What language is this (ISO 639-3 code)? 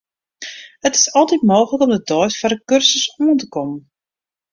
fry